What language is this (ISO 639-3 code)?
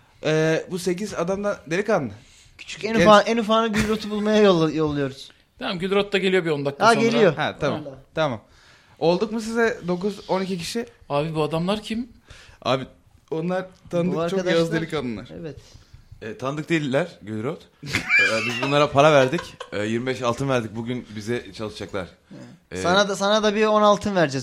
tur